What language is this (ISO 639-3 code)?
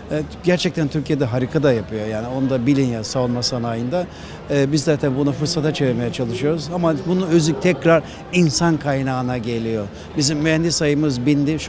tur